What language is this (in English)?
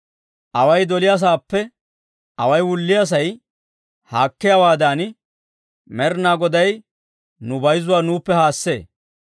Dawro